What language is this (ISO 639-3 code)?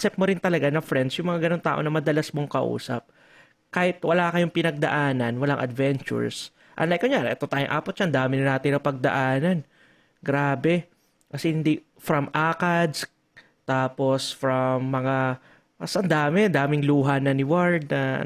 fil